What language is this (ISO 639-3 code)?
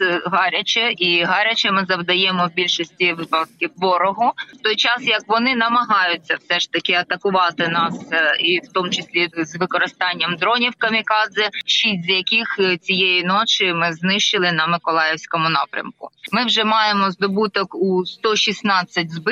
ukr